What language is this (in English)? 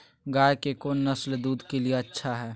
Magahi